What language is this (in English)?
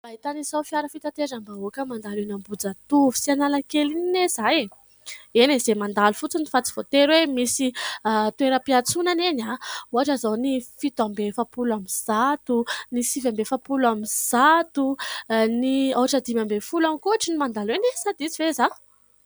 Malagasy